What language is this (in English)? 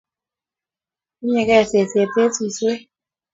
Kalenjin